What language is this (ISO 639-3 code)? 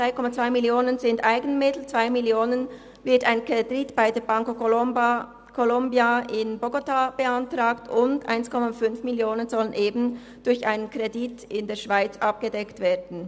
gsw